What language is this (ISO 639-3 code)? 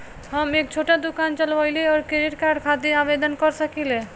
bho